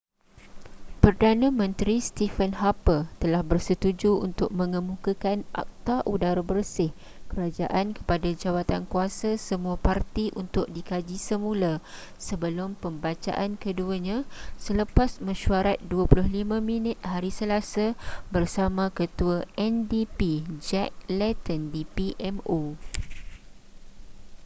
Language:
Malay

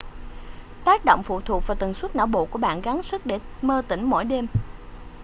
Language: Vietnamese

